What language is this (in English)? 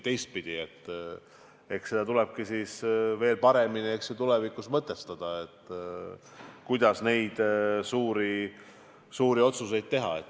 Estonian